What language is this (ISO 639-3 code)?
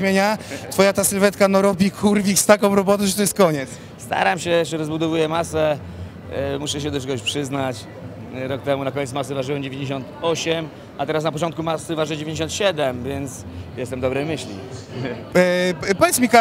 pol